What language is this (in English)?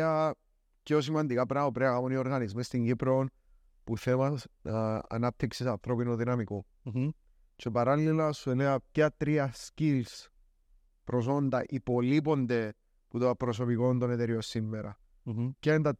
Greek